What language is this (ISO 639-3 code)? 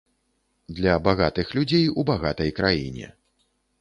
bel